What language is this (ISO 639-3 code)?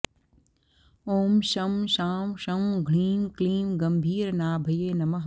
san